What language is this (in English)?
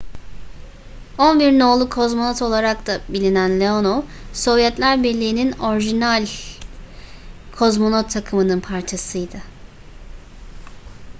Turkish